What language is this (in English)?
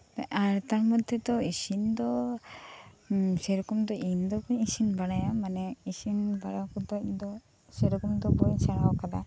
Santali